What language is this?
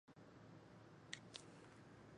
Chinese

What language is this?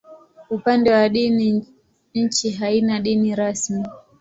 Swahili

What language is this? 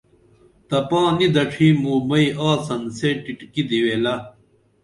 Dameli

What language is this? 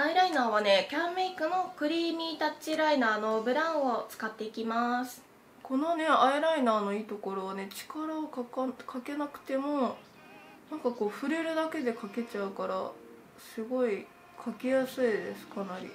Japanese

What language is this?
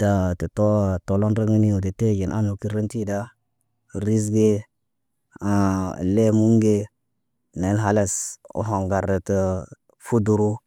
Naba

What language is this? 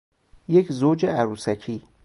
Persian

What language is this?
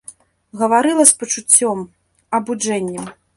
Belarusian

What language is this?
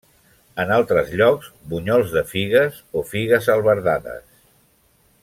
Catalan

